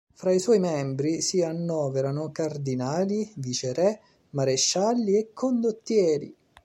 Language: Italian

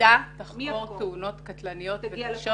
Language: Hebrew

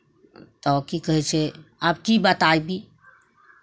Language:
Maithili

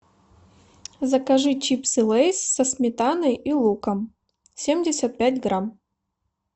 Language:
Russian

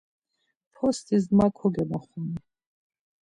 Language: Laz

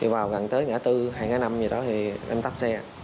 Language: Vietnamese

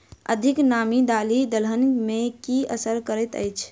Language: Maithili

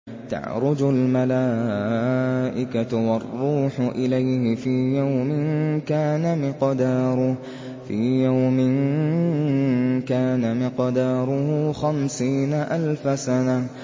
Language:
Arabic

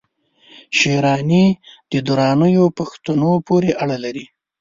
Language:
Pashto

